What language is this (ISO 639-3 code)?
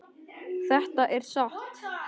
isl